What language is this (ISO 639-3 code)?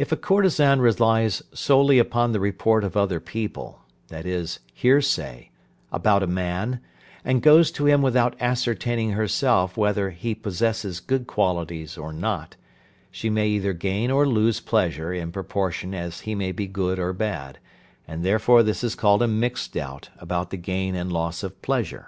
eng